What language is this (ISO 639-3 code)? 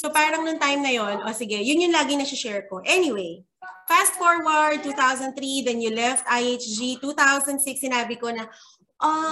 fil